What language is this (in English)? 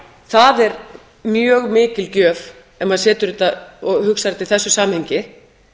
Icelandic